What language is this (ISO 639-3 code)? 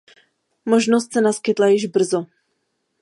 ces